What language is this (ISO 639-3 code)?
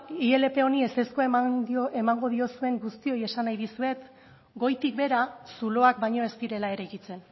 eus